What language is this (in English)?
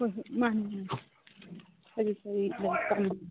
Manipuri